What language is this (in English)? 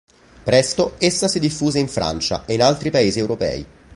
Italian